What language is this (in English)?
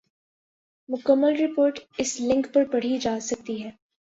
Urdu